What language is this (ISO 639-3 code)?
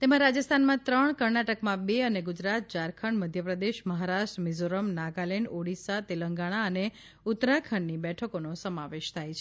guj